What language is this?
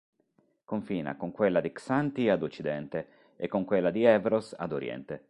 Italian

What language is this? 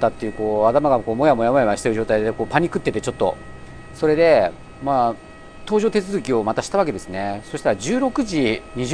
Japanese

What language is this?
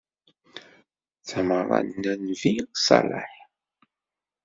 Kabyle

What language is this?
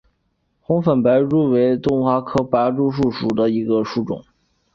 Chinese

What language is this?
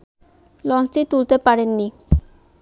Bangla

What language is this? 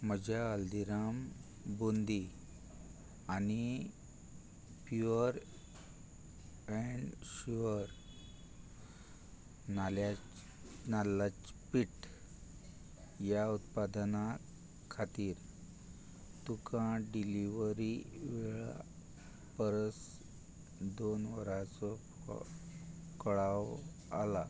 Konkani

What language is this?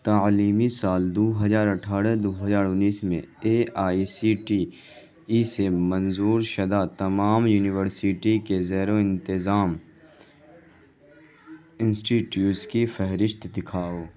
Urdu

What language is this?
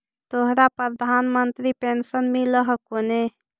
Magahi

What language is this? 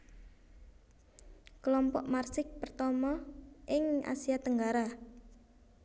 Javanese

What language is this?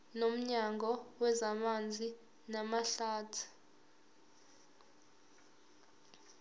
Zulu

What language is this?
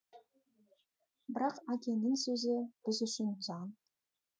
Kazakh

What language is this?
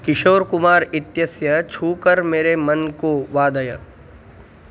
Sanskrit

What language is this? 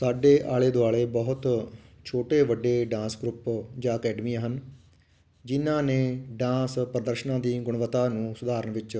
Punjabi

